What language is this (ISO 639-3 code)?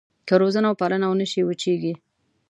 pus